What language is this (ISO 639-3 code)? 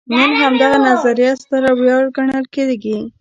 pus